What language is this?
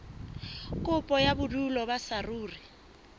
Southern Sotho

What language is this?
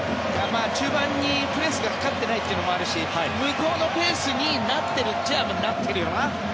Japanese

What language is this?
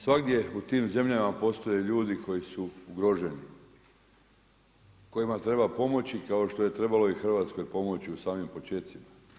Croatian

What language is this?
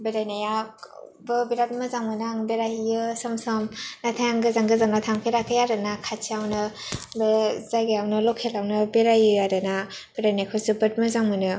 Bodo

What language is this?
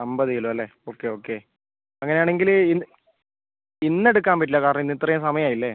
Malayalam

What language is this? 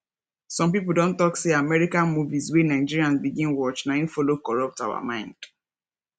Nigerian Pidgin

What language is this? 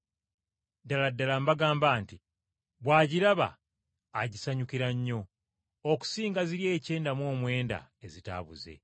Ganda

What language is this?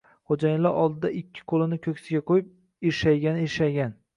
Uzbek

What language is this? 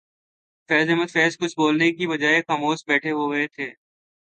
Urdu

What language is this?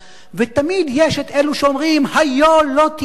Hebrew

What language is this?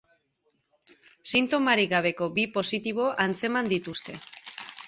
Basque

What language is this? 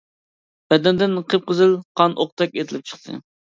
Uyghur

